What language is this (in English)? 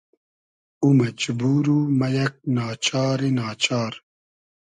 Hazaragi